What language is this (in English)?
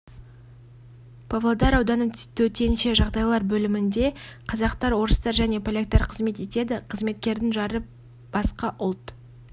Kazakh